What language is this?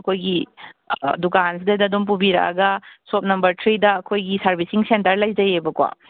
Manipuri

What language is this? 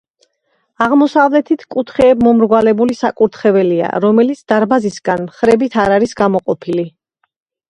Georgian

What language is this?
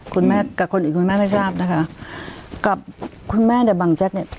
Thai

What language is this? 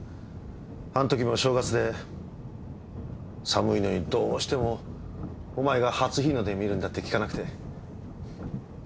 Japanese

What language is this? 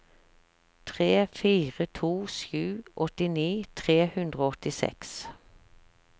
Norwegian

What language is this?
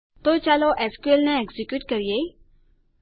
Gujarati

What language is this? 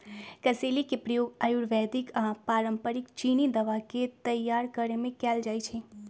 Magahi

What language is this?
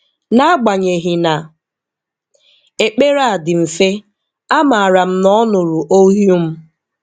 Igbo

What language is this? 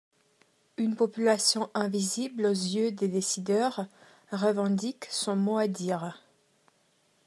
French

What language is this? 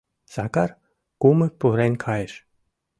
Mari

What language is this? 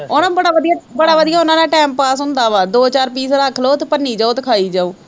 Punjabi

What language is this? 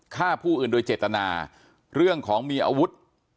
Thai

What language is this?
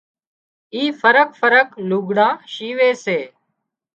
Wadiyara Koli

